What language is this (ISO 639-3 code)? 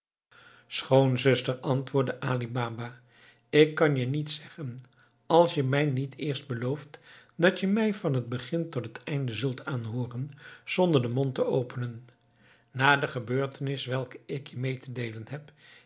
nld